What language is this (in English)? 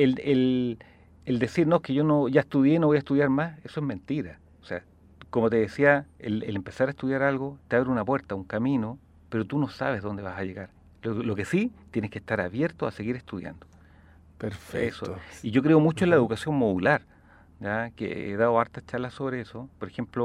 Spanish